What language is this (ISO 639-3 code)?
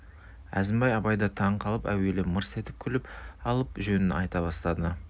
kaz